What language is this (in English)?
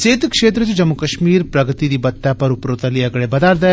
Dogri